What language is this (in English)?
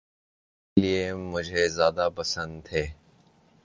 Urdu